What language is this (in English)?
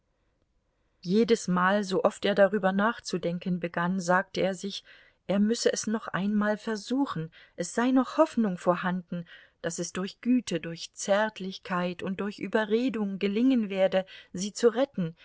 German